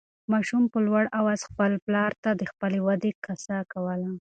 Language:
Pashto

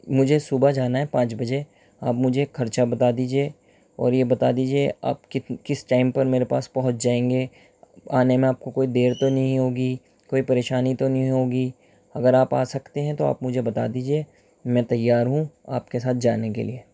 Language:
Urdu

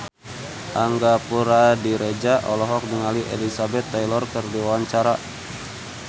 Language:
Sundanese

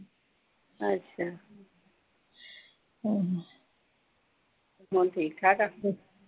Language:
Punjabi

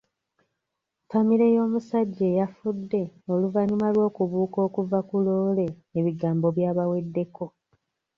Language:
Ganda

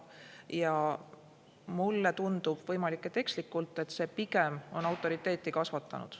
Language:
Estonian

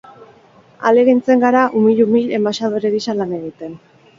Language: Basque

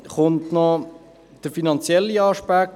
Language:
Swiss German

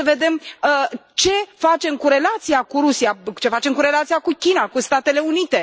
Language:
Romanian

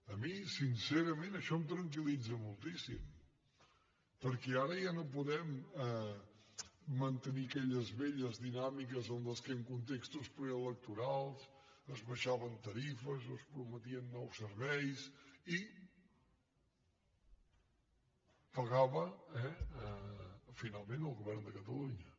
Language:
Catalan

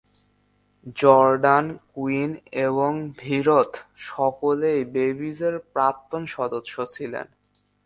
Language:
Bangla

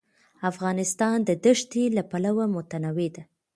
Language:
Pashto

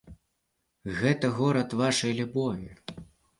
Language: Belarusian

